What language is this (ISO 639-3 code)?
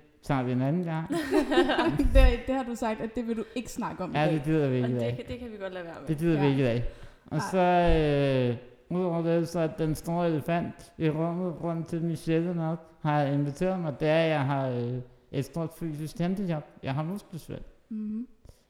dan